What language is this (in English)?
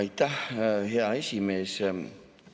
Estonian